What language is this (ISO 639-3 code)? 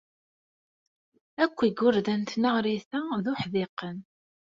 kab